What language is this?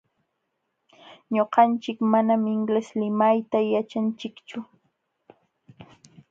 Jauja Wanca Quechua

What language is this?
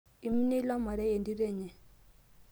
Masai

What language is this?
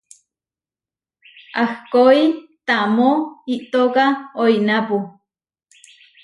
Huarijio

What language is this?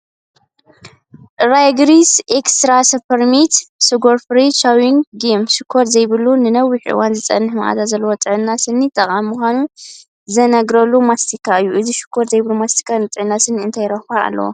Tigrinya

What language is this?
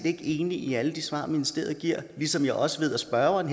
Danish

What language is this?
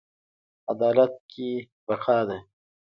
Pashto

